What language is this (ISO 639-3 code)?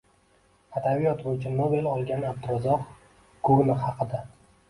uzb